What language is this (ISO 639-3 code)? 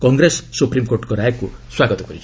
ori